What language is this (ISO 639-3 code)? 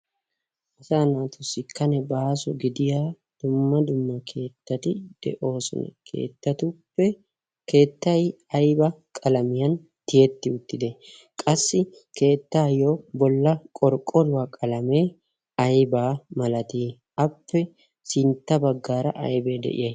wal